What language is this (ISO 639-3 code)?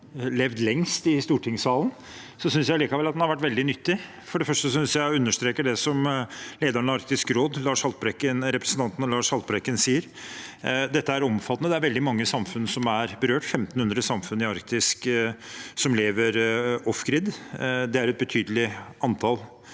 nor